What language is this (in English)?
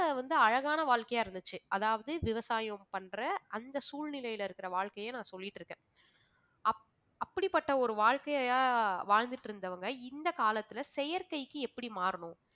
Tamil